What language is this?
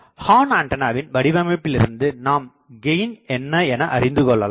Tamil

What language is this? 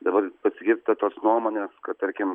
Lithuanian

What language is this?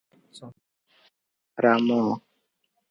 Odia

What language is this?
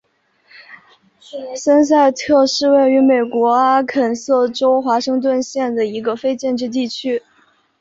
Chinese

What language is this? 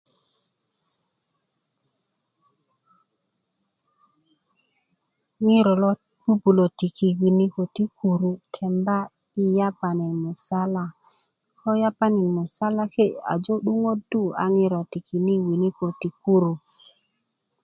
Kuku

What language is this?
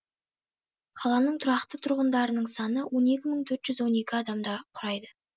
Kazakh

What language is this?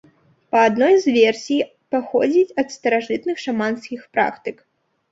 Belarusian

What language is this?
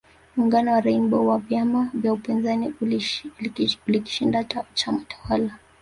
Swahili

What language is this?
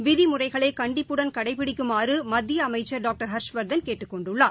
Tamil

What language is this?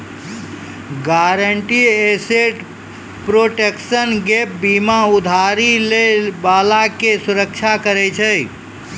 Maithili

